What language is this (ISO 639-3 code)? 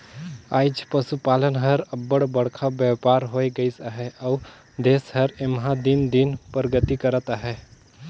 hne